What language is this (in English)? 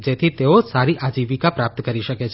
Gujarati